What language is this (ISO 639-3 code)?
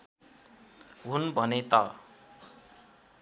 nep